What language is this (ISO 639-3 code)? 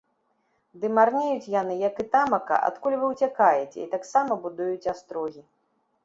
bel